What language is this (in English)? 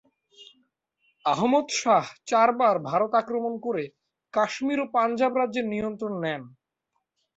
Bangla